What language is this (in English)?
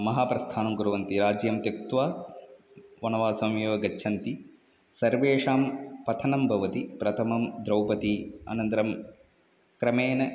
Sanskrit